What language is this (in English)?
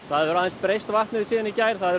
Icelandic